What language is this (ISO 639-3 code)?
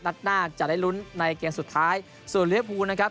tha